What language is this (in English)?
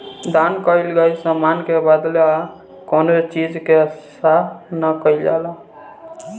Bhojpuri